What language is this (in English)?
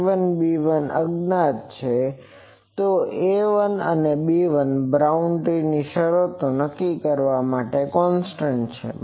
Gujarati